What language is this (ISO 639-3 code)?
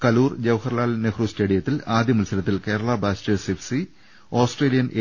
mal